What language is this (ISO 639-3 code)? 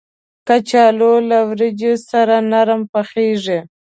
pus